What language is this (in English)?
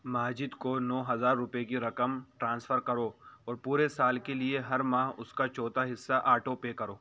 Urdu